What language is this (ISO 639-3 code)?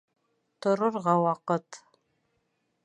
bak